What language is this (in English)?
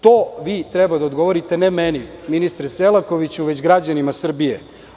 Serbian